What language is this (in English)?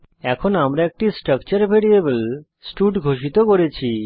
Bangla